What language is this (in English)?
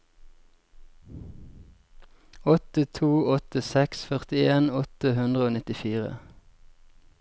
Norwegian